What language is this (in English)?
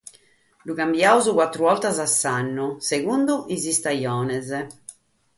Sardinian